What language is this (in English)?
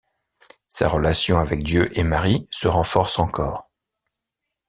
French